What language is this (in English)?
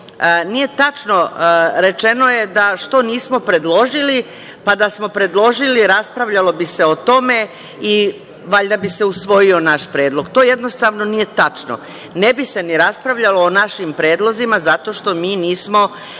Serbian